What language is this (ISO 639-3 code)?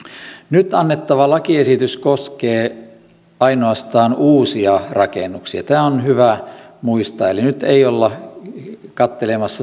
fin